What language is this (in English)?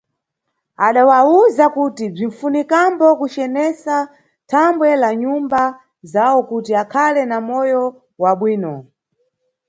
Nyungwe